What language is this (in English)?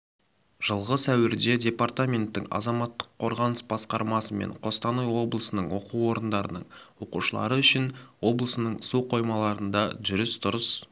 Kazakh